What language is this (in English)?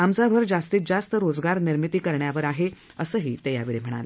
Marathi